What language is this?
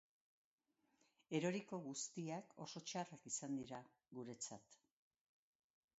Basque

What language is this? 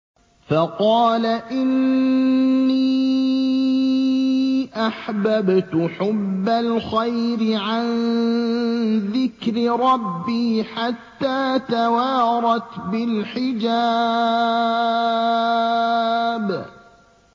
Arabic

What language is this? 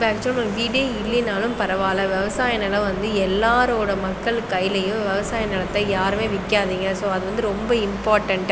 Tamil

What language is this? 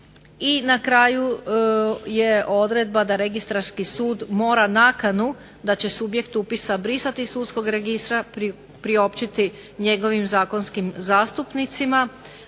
Croatian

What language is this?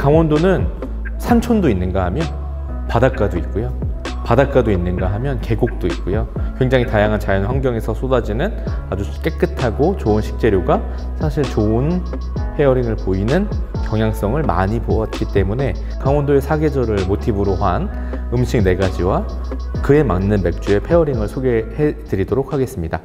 Korean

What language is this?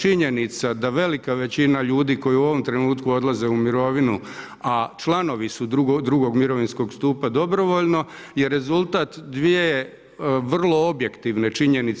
Croatian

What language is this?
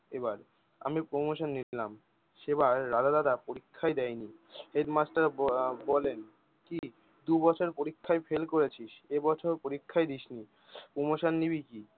Bangla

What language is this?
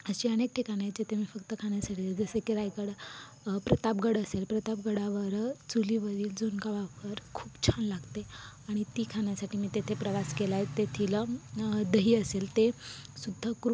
Marathi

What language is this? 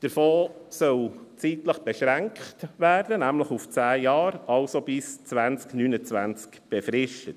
Swiss German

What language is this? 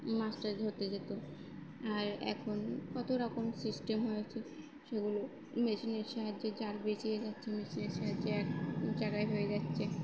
Bangla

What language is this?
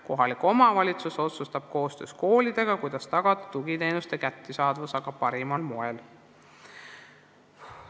Estonian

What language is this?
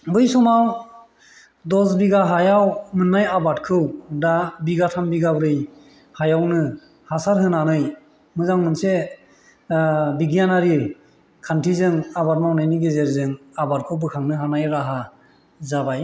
Bodo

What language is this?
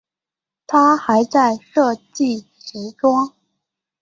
Chinese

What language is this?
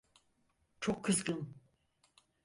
Turkish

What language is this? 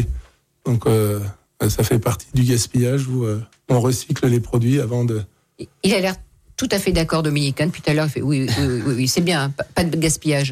French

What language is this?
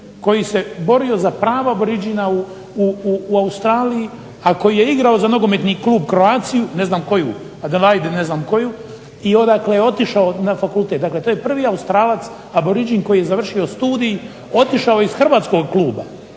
Croatian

